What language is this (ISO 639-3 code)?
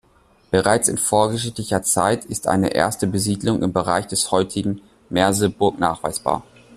deu